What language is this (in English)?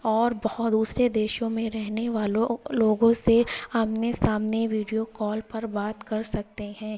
Urdu